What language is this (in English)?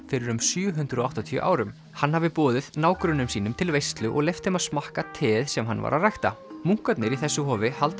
Icelandic